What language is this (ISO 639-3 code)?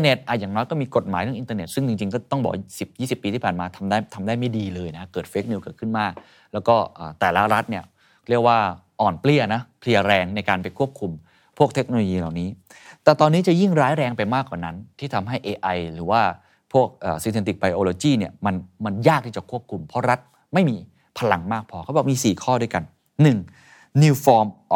tha